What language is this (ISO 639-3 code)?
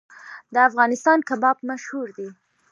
pus